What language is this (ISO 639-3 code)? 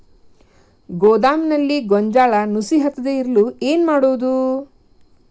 kan